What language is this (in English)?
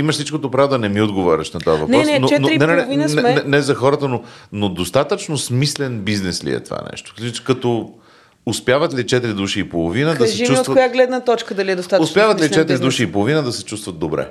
Bulgarian